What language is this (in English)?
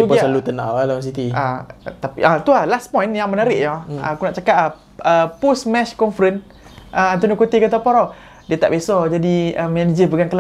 Malay